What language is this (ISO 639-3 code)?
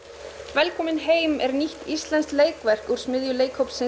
isl